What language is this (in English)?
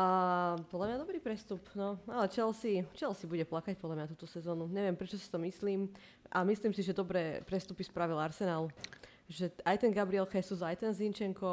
Slovak